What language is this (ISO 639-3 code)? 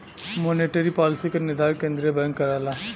bho